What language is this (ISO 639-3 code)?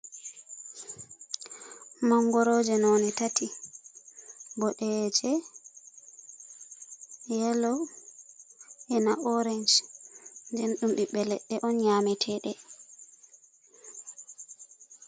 ful